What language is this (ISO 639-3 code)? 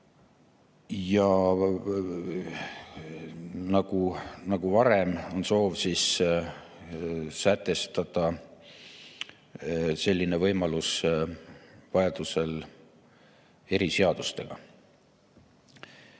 est